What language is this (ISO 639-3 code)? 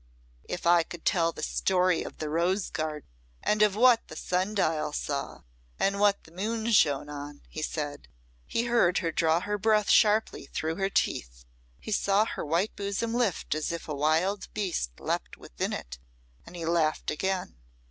eng